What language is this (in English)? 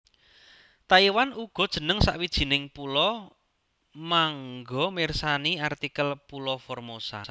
Javanese